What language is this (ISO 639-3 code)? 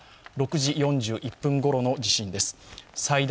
jpn